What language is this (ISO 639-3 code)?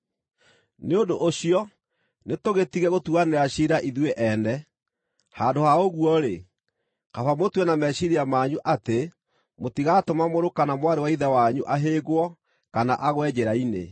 kik